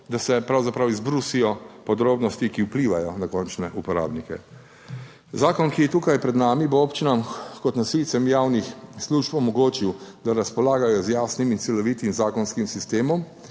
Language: Slovenian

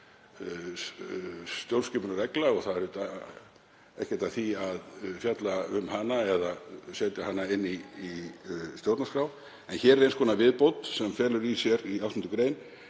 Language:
Icelandic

